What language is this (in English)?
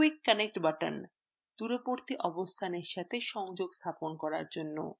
Bangla